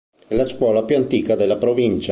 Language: Italian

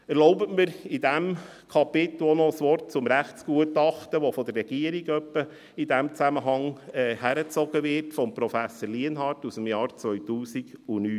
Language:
Swiss German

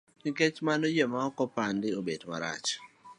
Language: Luo (Kenya and Tanzania)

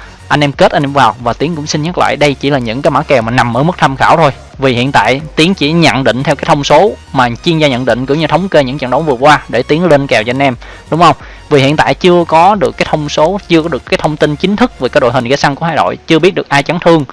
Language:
Vietnamese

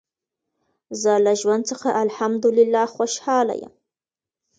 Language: Pashto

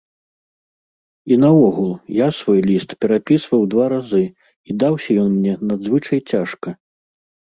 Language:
Belarusian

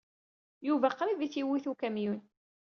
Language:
Kabyle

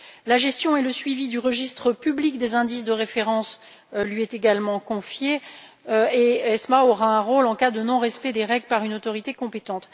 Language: French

